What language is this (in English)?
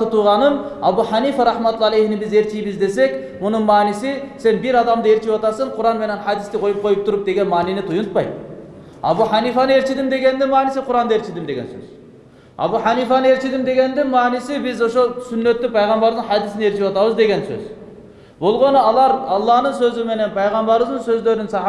Turkish